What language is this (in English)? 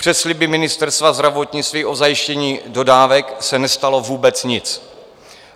Czech